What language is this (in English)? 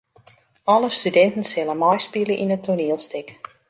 Western Frisian